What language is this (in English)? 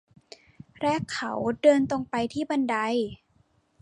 Thai